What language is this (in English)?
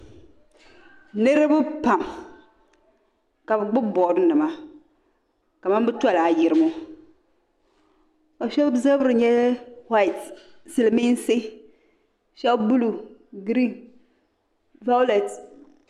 Dagbani